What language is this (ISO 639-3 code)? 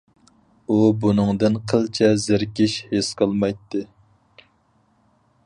uig